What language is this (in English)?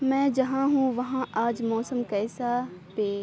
Urdu